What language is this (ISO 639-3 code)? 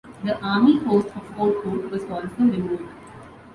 eng